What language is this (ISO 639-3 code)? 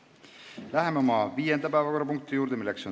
est